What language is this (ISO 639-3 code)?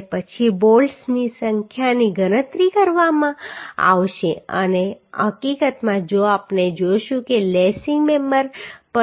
guj